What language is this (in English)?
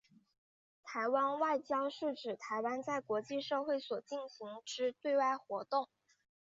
Chinese